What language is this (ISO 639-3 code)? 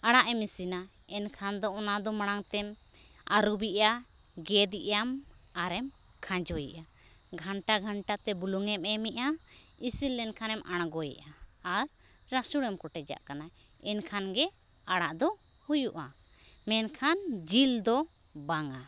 sat